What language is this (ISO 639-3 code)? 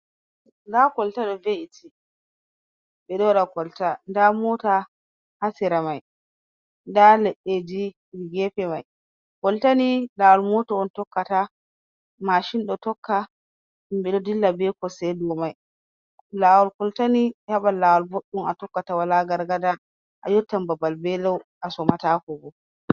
ful